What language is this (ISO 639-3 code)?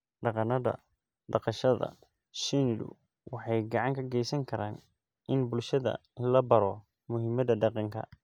som